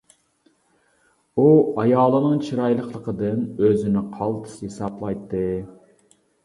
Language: Uyghur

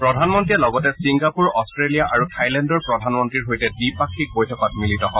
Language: Assamese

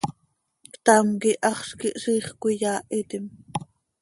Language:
Seri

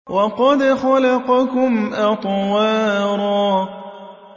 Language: Arabic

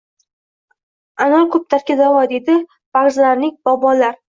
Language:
Uzbek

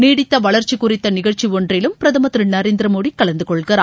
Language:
Tamil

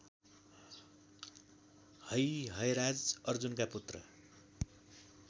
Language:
Nepali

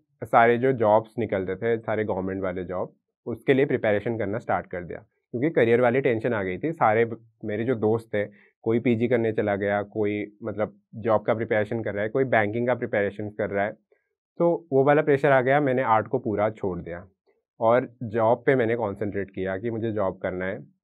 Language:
Hindi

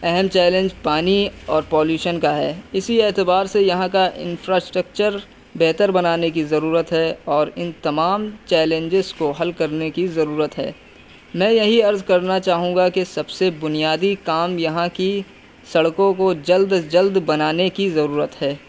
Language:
Urdu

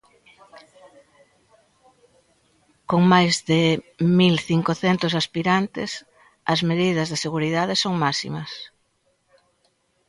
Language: Galician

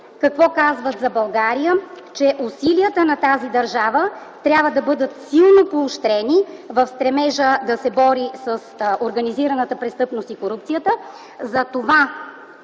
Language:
Bulgarian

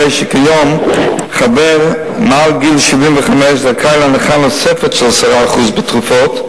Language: Hebrew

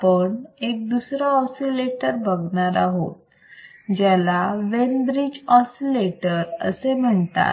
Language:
Marathi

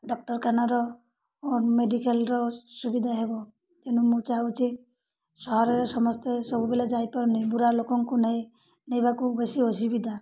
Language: Odia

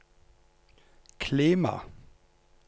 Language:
Norwegian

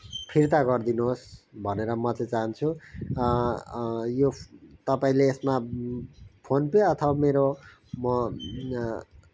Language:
Nepali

